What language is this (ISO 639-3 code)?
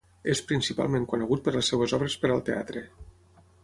cat